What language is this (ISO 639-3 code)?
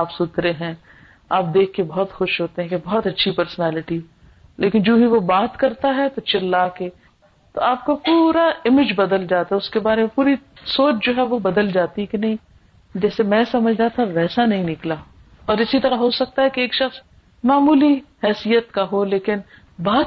urd